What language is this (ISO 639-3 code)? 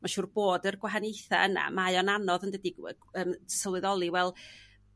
cym